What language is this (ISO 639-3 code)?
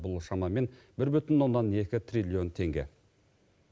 kaz